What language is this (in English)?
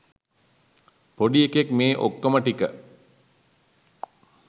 Sinhala